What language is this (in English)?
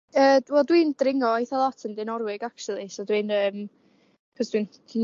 Welsh